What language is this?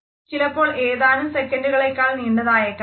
Malayalam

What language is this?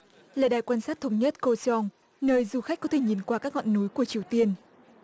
Vietnamese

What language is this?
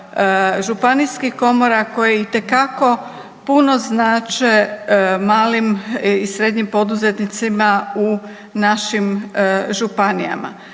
Croatian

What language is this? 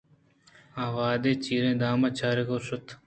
Eastern Balochi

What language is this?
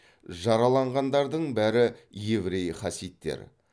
Kazakh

